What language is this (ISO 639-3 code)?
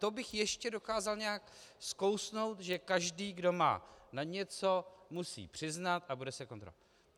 ces